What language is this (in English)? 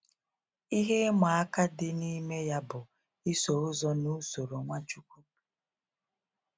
Igbo